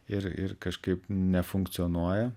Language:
Lithuanian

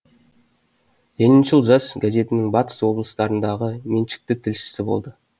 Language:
Kazakh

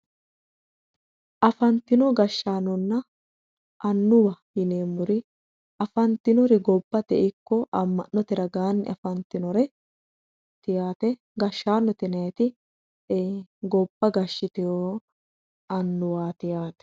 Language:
Sidamo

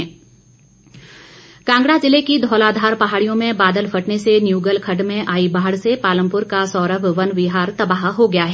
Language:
Hindi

